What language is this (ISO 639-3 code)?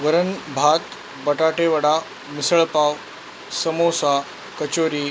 mar